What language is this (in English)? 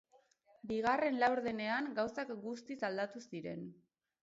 Basque